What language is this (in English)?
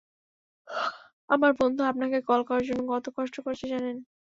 Bangla